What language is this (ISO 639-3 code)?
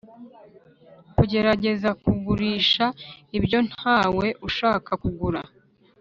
kin